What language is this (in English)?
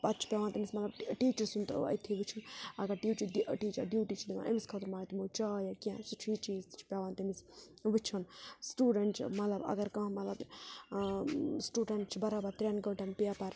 Kashmiri